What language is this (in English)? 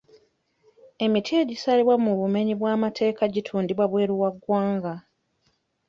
Ganda